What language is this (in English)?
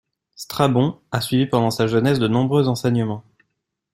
French